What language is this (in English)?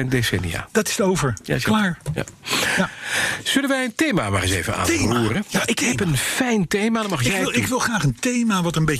Dutch